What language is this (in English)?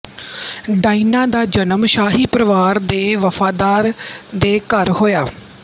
Punjabi